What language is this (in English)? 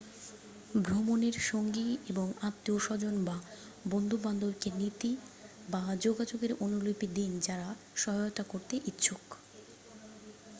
Bangla